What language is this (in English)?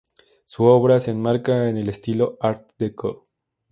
Spanish